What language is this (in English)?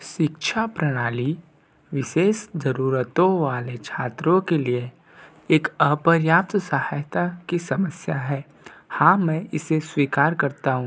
Hindi